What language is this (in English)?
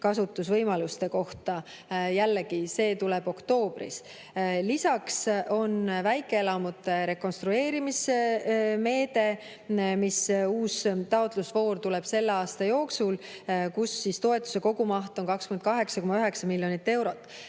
Estonian